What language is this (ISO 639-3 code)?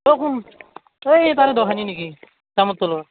asm